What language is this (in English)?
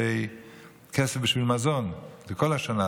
Hebrew